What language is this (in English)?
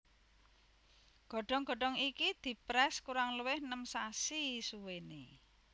Javanese